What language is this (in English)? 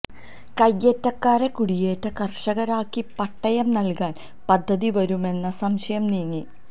Malayalam